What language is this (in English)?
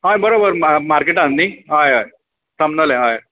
Konkani